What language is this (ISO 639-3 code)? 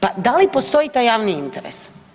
hrv